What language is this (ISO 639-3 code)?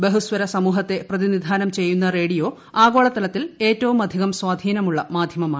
mal